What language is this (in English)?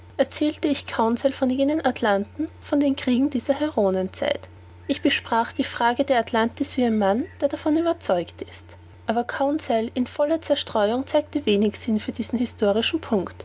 German